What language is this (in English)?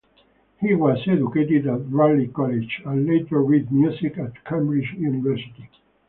English